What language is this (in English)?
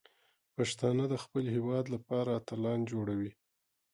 Pashto